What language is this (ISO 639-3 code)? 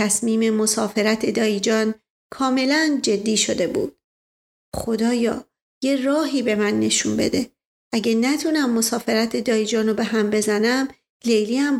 fas